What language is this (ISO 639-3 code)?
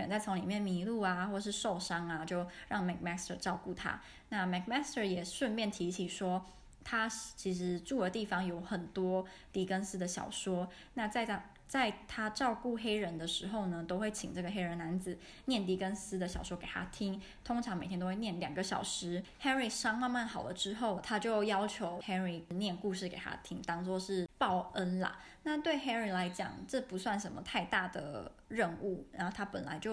zho